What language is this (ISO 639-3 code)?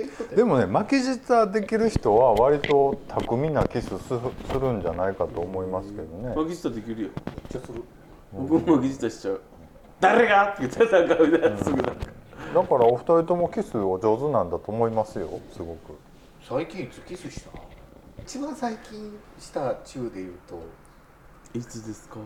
jpn